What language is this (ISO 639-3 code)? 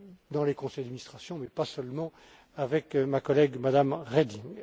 fra